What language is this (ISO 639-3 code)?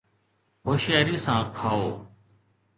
snd